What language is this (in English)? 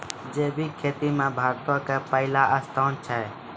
Maithili